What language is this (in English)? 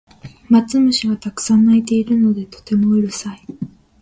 Japanese